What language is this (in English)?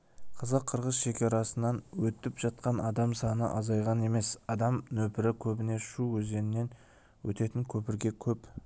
Kazakh